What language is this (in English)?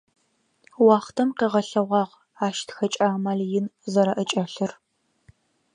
Adyghe